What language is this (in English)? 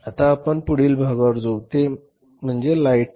Marathi